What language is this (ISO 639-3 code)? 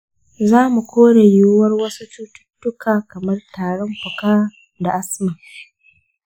hau